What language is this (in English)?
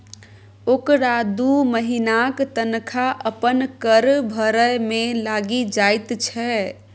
Maithili